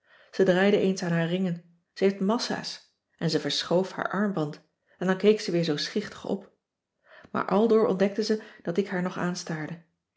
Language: Dutch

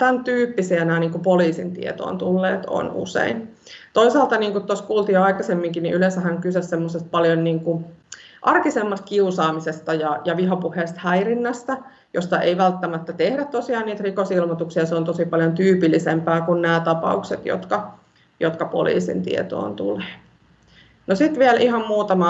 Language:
Finnish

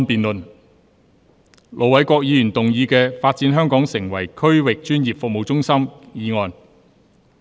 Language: Cantonese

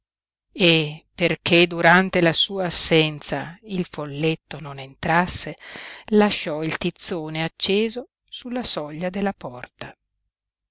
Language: Italian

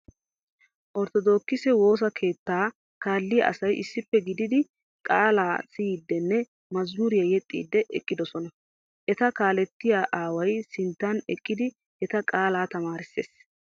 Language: Wolaytta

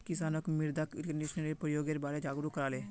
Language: Magahi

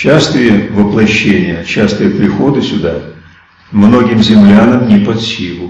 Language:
Russian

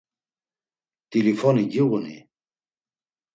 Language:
Laz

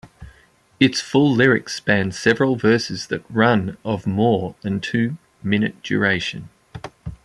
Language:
English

